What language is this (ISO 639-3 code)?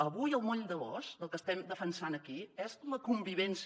cat